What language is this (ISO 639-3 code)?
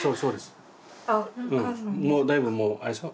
jpn